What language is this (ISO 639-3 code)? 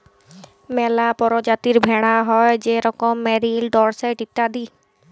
ben